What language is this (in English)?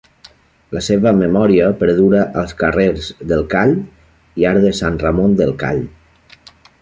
Catalan